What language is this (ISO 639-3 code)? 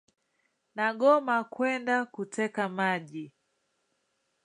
swa